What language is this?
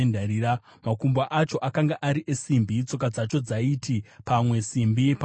Shona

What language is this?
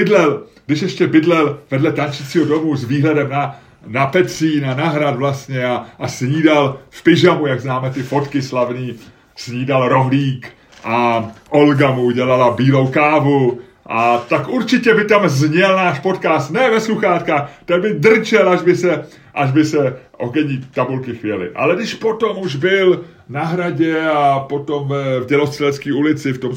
Czech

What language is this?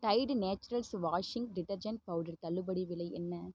Tamil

